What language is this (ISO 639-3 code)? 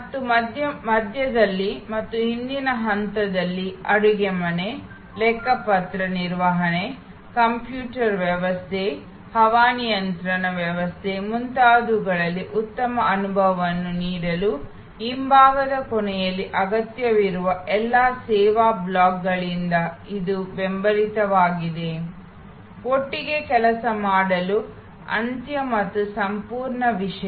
kan